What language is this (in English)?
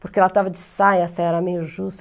Portuguese